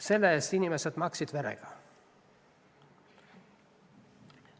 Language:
Estonian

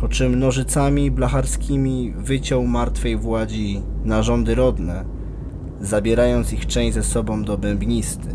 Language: Polish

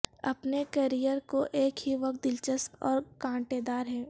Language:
Urdu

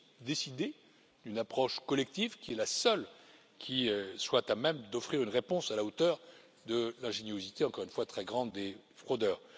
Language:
French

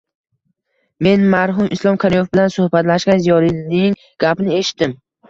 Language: Uzbek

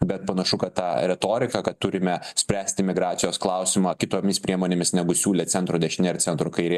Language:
Lithuanian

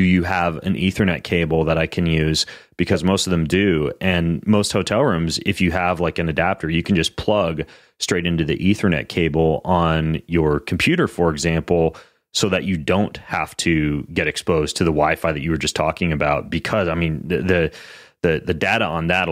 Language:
English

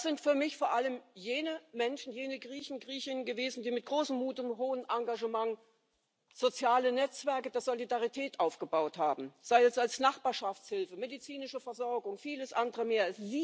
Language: German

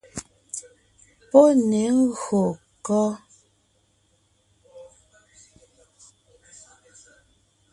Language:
Ngiemboon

